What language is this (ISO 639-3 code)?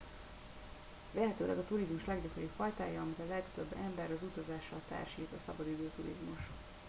hun